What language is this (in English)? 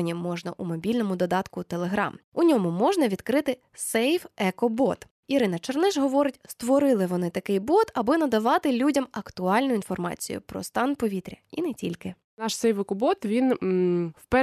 Ukrainian